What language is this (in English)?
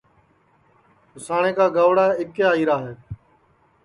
Sansi